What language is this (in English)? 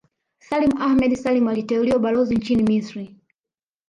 Swahili